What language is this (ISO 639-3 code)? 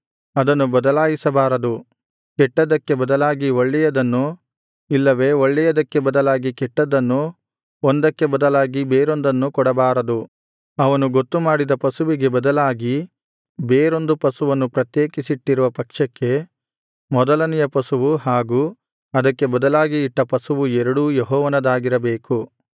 kan